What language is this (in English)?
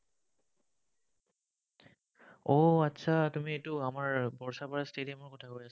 Assamese